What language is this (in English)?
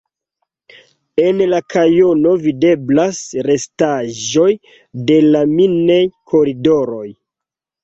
Esperanto